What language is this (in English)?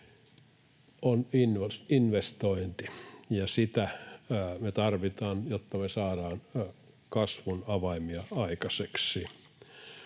Finnish